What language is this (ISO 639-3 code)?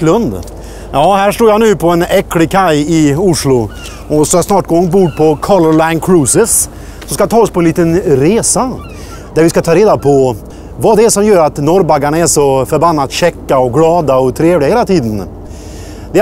swe